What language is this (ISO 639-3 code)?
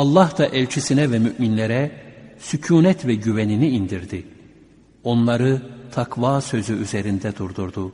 tur